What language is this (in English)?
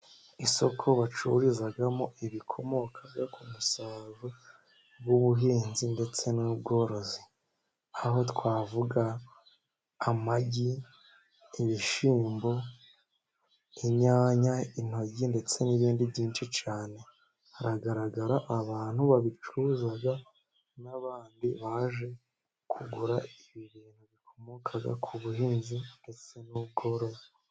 Kinyarwanda